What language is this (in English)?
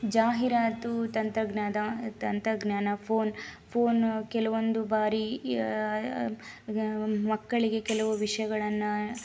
Kannada